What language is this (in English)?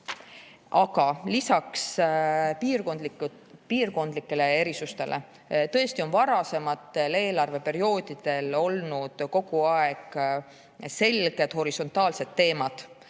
Estonian